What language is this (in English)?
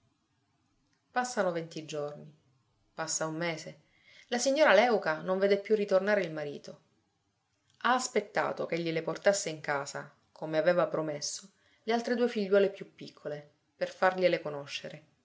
Italian